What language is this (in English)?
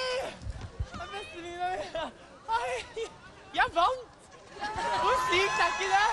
Norwegian